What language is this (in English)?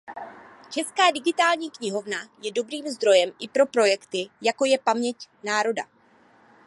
Czech